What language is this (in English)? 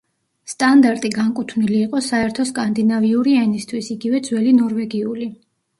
Georgian